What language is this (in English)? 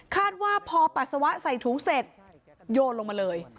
Thai